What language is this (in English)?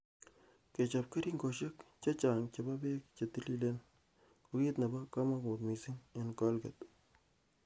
Kalenjin